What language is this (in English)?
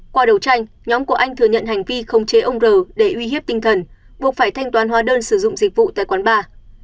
Vietnamese